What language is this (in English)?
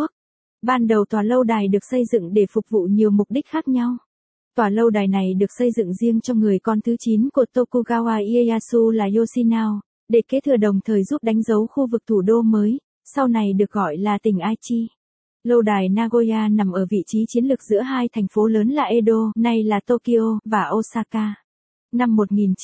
Vietnamese